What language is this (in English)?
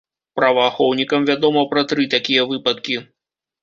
Belarusian